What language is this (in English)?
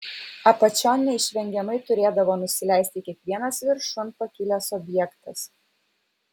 Lithuanian